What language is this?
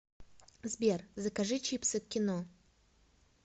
Russian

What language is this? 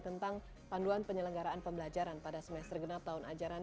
Indonesian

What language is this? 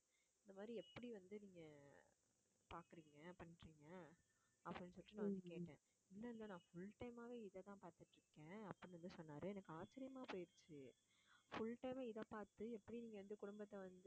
Tamil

